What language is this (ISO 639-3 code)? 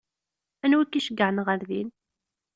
kab